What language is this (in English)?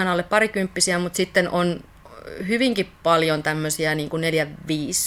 Finnish